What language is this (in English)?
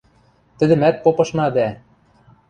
Western Mari